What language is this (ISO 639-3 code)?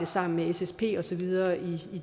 dan